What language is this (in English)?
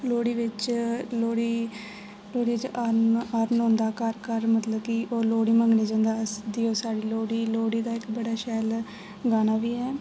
Dogri